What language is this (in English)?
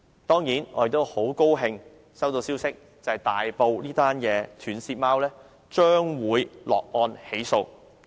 Cantonese